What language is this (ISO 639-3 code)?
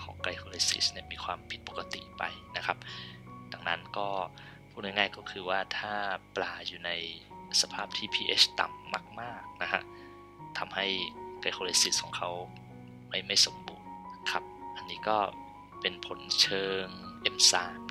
tha